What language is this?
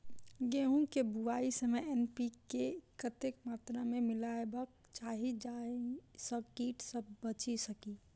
Maithili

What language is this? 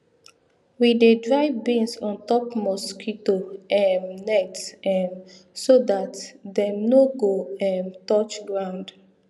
Nigerian Pidgin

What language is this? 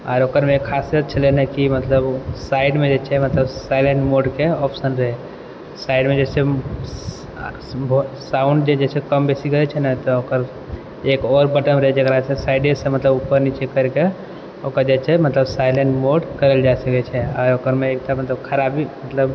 Maithili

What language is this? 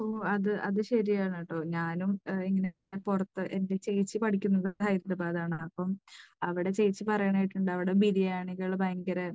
Malayalam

